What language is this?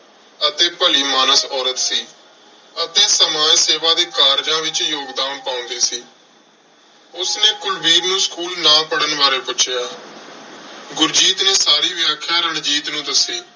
Punjabi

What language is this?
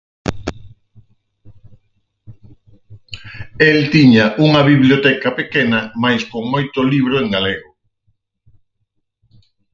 Galician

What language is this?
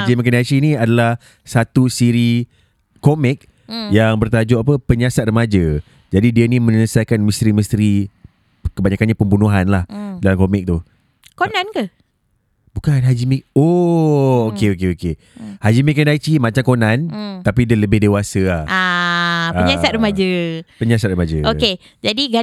Malay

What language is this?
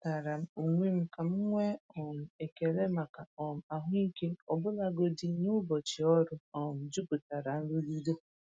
Igbo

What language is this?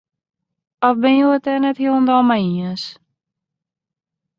Western Frisian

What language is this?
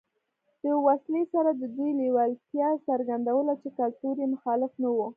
Pashto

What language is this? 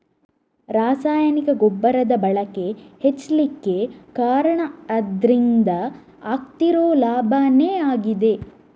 Kannada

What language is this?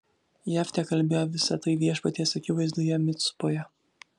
Lithuanian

